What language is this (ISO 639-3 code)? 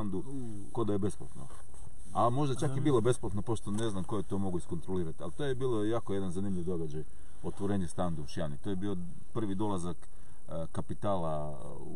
hrv